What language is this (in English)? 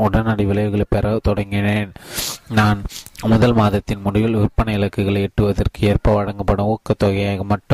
Tamil